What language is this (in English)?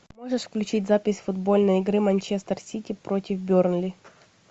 Russian